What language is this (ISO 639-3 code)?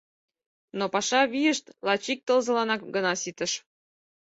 chm